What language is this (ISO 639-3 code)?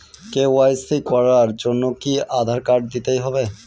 ben